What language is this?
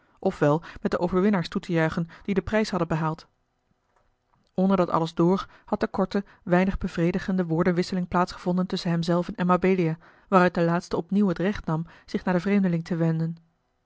Dutch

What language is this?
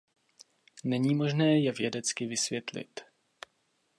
Czech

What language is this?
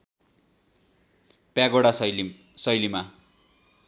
Nepali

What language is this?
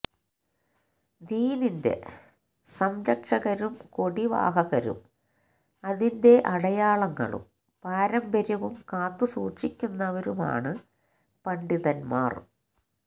Malayalam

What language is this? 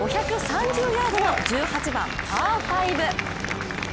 Japanese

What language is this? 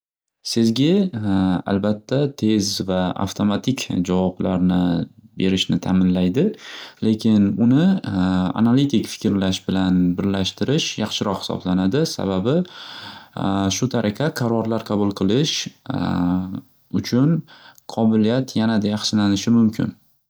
Uzbek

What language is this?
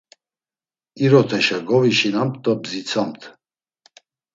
Laz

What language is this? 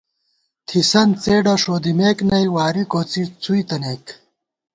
Gawar-Bati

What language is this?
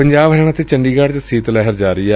Punjabi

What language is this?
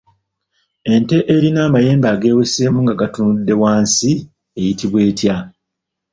Ganda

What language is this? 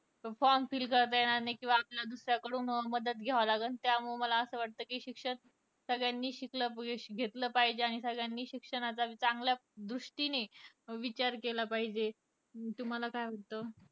Marathi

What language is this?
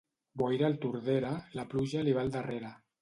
Catalan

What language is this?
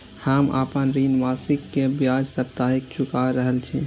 Maithili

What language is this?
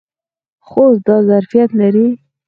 Pashto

